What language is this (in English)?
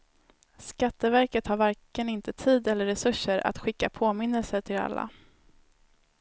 Swedish